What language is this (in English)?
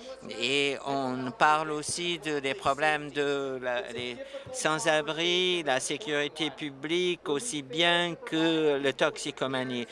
French